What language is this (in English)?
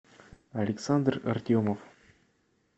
Russian